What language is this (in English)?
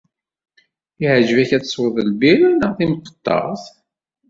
Kabyle